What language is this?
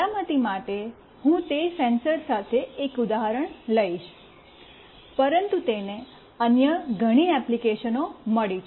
Gujarati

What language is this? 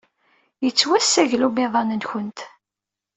Kabyle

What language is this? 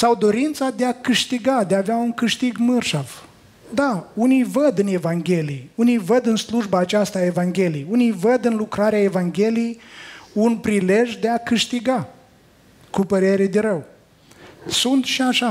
Romanian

